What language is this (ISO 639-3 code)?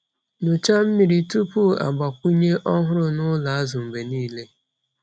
ibo